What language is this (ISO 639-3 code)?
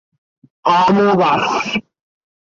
ben